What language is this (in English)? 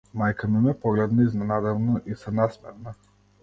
Macedonian